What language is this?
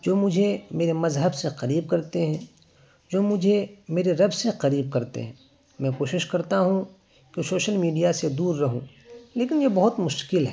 Urdu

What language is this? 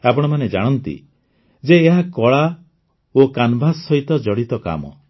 Odia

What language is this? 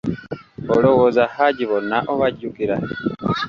Ganda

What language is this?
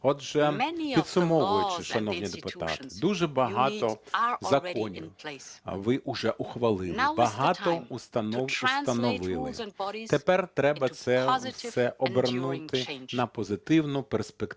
Ukrainian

